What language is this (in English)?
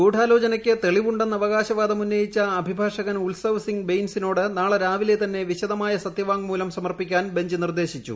Malayalam